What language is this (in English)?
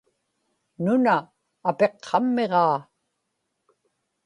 Inupiaq